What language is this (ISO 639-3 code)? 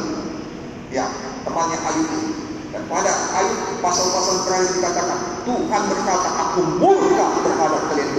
ind